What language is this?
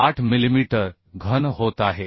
Marathi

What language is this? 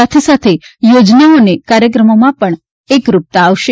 Gujarati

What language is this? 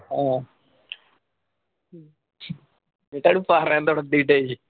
Malayalam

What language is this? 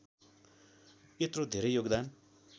Nepali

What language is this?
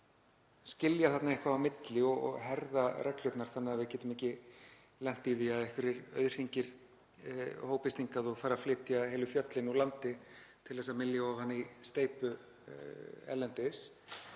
Icelandic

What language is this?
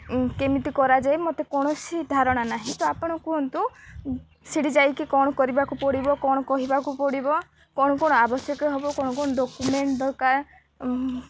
Odia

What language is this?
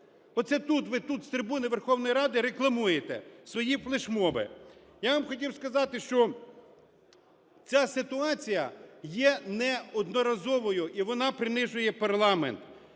Ukrainian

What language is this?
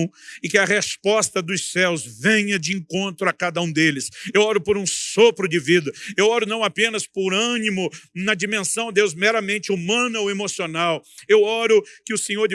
Portuguese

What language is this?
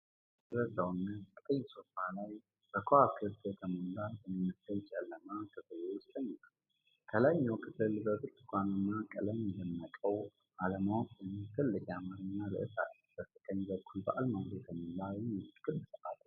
Amharic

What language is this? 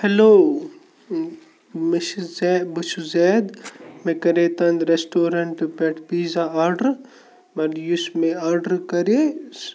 Kashmiri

